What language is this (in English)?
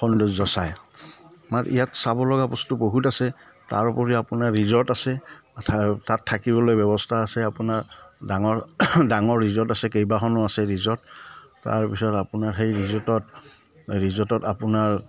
Assamese